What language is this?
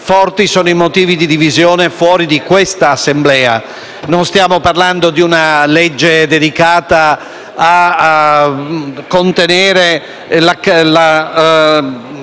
Italian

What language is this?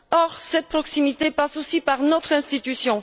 French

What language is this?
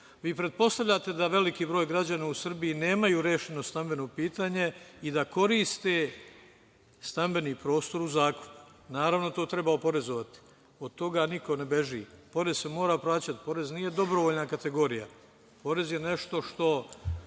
Serbian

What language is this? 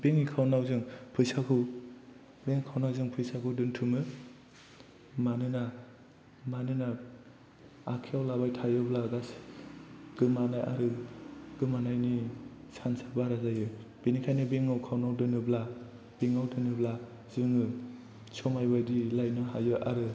Bodo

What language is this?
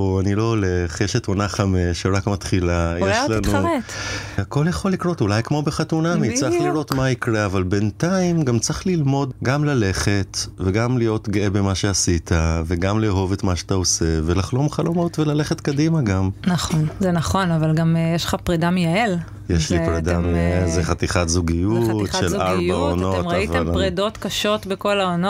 Hebrew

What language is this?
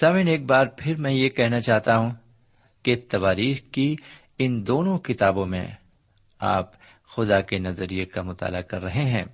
Urdu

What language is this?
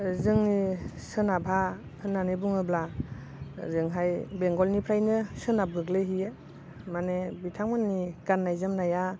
Bodo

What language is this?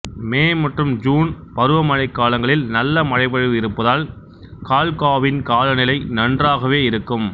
Tamil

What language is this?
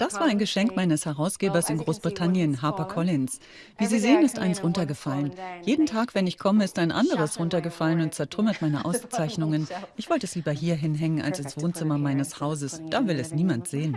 German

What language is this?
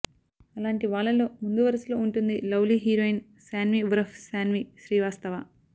Telugu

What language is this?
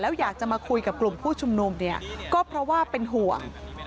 Thai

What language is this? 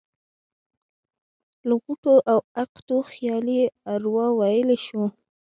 Pashto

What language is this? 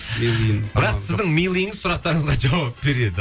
Kazakh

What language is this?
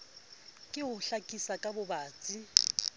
Southern Sotho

